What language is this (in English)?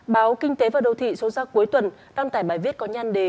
Vietnamese